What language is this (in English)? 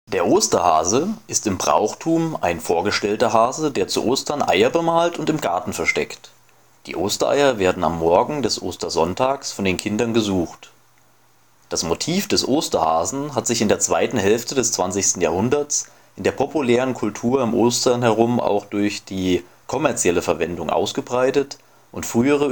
German